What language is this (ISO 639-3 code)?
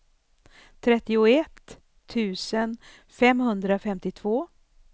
swe